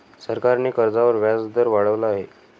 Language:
Marathi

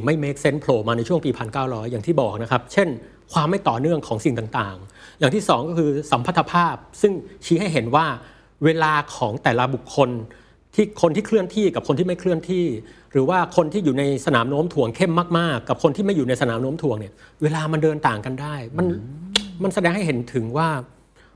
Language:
Thai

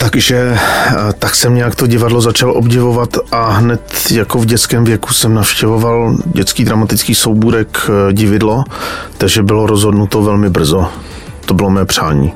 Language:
Czech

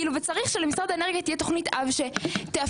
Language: Hebrew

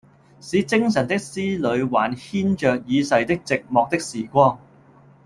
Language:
Cantonese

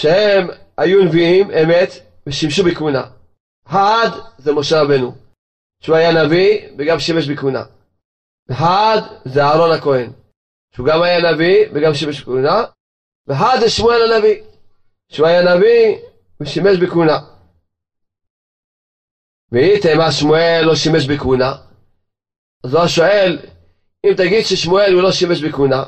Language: Hebrew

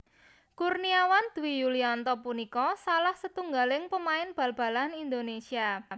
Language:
Javanese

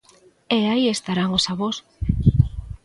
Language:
Galician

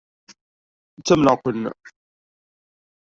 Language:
Kabyle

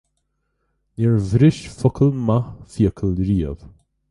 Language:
Irish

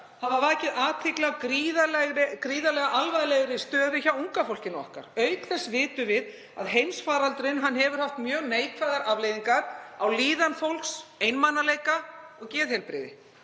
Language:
Icelandic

